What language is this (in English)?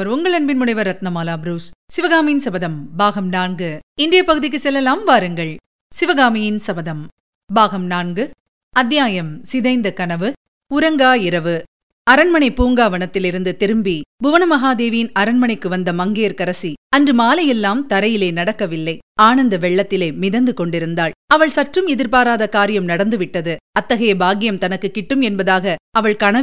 Tamil